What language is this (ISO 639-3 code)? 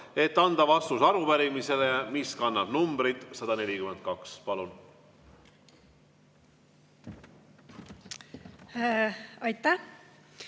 est